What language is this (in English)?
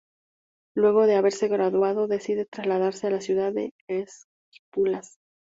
Spanish